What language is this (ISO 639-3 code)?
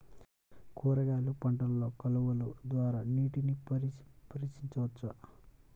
tel